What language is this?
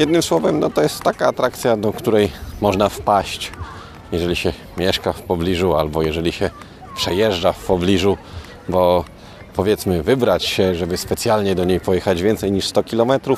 Polish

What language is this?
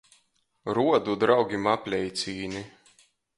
Latgalian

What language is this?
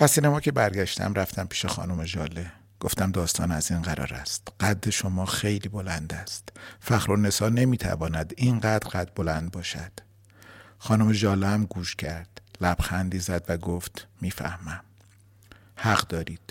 Persian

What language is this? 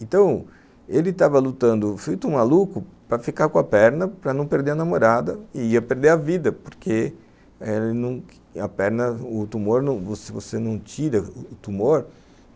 Portuguese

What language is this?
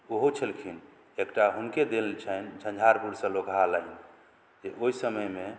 Maithili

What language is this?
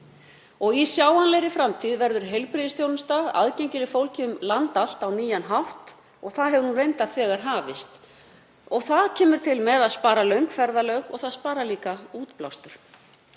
Icelandic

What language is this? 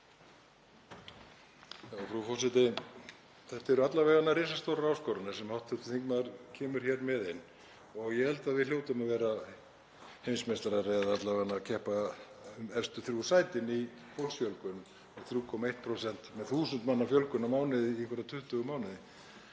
Icelandic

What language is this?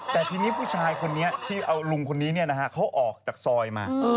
Thai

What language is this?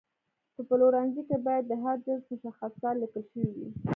Pashto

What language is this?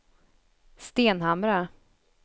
Swedish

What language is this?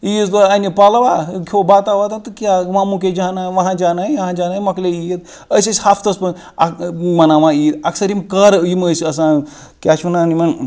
Kashmiri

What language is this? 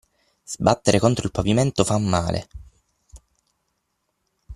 Italian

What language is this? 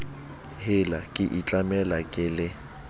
Southern Sotho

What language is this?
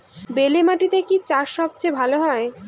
Bangla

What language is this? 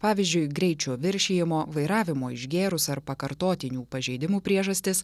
Lithuanian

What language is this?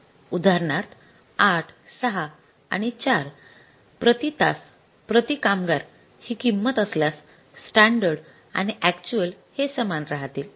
Marathi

